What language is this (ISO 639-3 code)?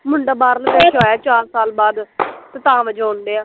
pan